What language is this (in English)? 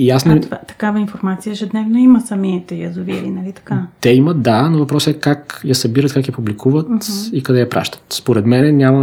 Bulgarian